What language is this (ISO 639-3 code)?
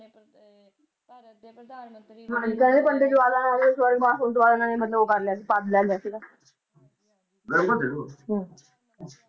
pan